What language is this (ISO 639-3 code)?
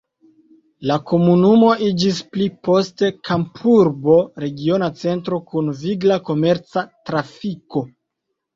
epo